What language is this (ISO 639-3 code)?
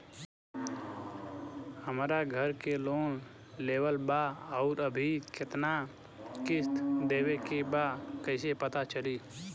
bho